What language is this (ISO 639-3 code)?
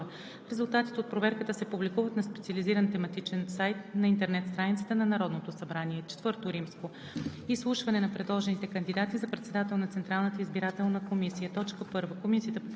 bul